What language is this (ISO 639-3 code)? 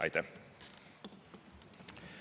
est